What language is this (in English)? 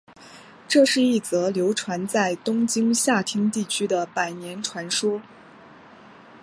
Chinese